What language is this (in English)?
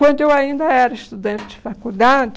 Portuguese